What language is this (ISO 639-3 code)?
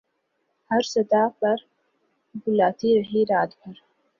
urd